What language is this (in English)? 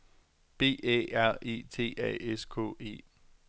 Danish